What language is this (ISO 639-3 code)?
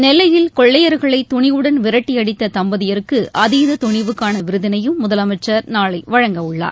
tam